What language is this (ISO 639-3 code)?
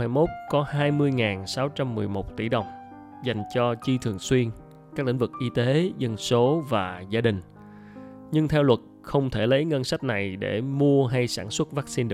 vie